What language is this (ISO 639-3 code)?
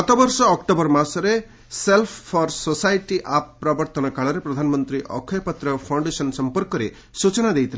ori